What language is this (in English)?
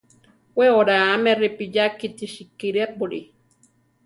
Central Tarahumara